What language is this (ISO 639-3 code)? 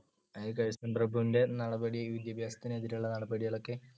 mal